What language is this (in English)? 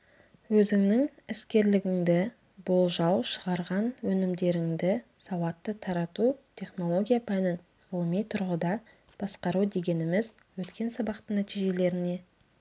Kazakh